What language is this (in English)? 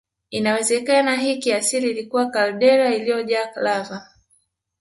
Swahili